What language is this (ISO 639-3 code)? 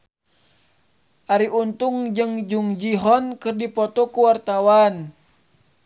sun